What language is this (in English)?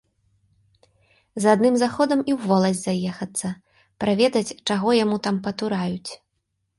Belarusian